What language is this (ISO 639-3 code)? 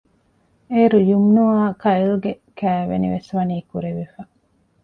div